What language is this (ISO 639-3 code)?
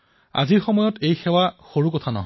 asm